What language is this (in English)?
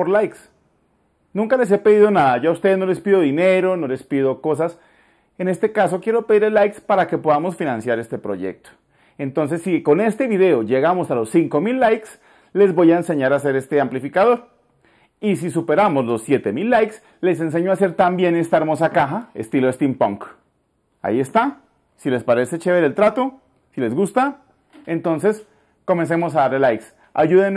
Spanish